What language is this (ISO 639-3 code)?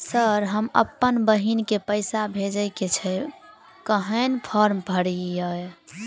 mai